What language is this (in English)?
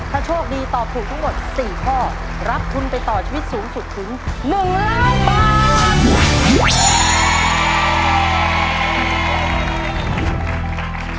Thai